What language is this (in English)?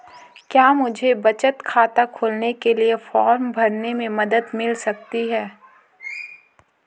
Hindi